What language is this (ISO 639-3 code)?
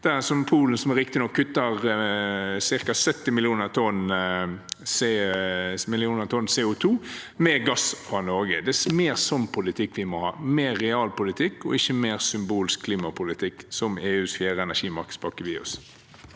nor